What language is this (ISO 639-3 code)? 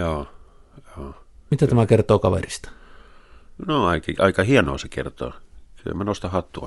fin